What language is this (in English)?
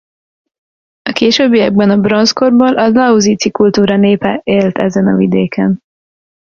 Hungarian